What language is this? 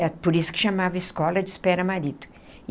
Portuguese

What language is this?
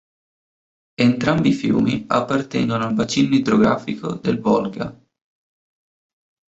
Italian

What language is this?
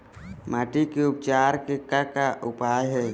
Chhattisgarhi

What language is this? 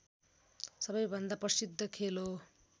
Nepali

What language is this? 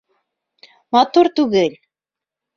Bashkir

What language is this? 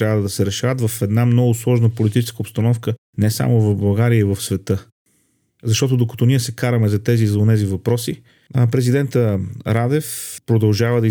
Bulgarian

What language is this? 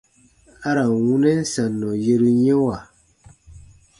Baatonum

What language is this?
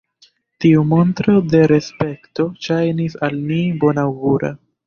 Esperanto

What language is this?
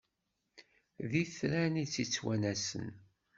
Kabyle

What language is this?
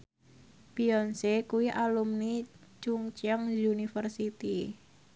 Javanese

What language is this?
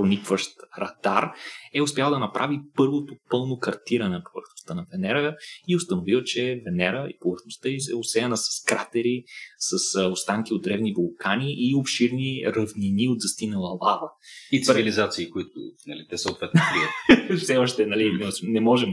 Bulgarian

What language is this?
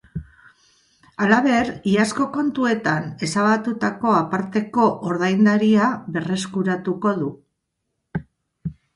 Basque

